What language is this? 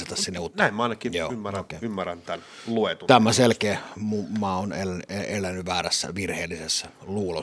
Finnish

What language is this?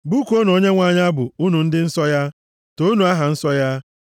Igbo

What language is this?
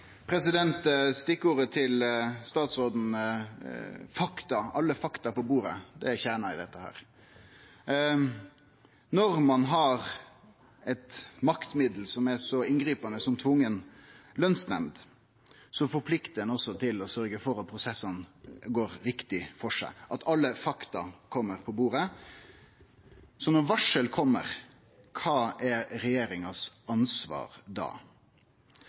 Norwegian Nynorsk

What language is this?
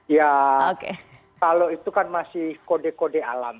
Indonesian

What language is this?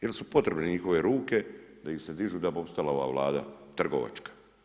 Croatian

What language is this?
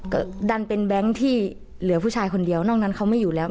Thai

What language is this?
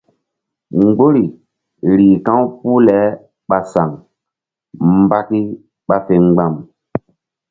Mbum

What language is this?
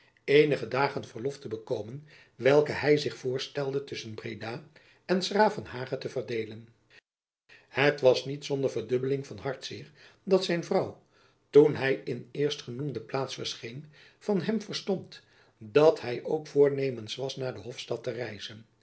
Dutch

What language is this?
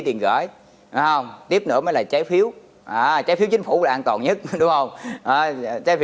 Vietnamese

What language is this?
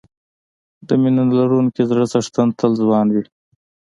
Pashto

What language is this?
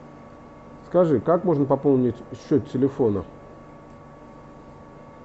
Russian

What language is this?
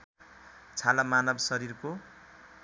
Nepali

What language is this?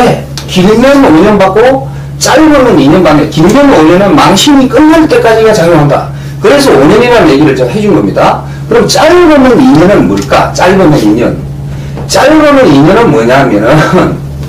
Korean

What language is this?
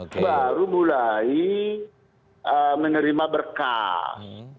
Indonesian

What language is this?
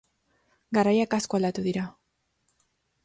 Basque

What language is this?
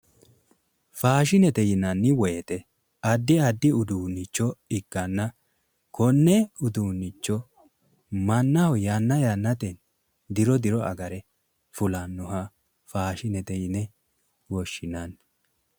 Sidamo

